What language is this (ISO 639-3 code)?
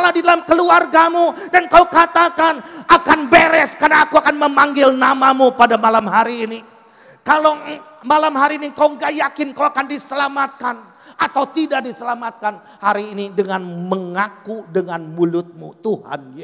ind